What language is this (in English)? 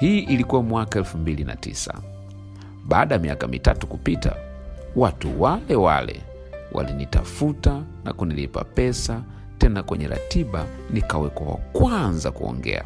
Swahili